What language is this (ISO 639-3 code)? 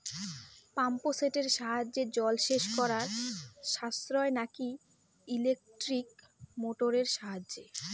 ben